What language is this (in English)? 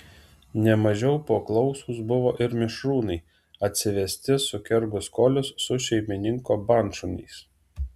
Lithuanian